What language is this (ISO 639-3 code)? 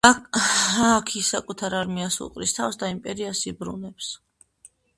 kat